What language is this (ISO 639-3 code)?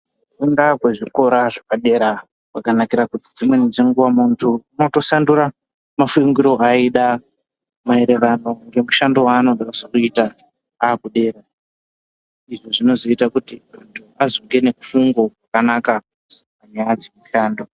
ndc